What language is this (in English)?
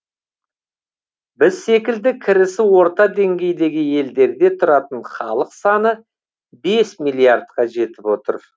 Kazakh